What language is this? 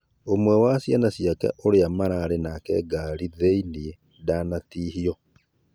Kikuyu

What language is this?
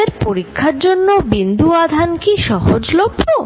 Bangla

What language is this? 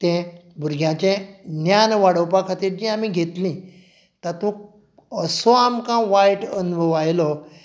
Konkani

